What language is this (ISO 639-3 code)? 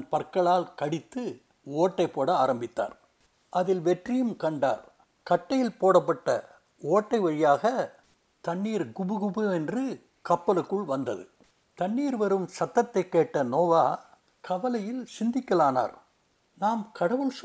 tam